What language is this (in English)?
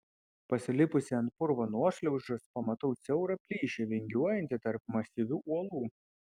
Lithuanian